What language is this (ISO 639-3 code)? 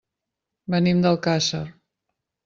cat